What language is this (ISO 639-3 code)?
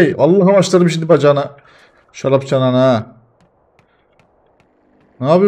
tur